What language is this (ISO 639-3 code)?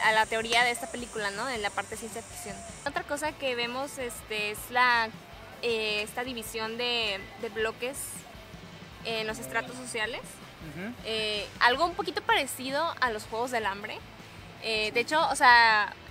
spa